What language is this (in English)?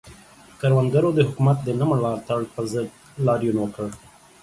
Pashto